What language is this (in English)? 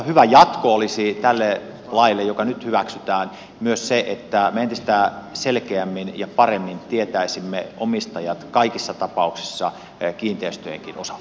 Finnish